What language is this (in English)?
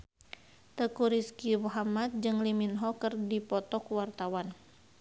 Sundanese